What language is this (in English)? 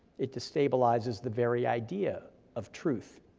English